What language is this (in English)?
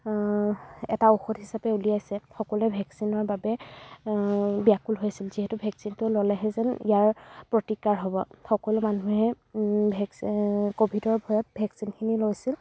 Assamese